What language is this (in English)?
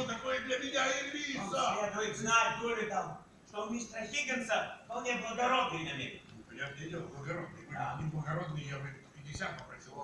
Russian